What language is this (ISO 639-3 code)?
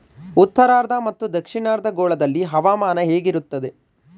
kan